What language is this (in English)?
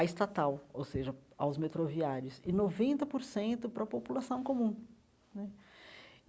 Portuguese